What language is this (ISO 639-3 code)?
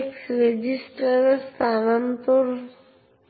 ben